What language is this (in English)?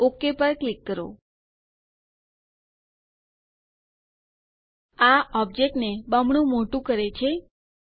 Gujarati